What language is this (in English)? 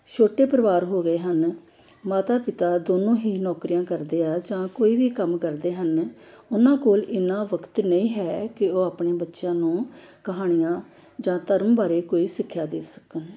Punjabi